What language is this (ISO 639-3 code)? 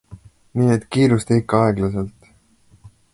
est